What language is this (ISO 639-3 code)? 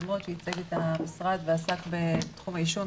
heb